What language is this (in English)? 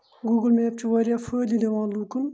Kashmiri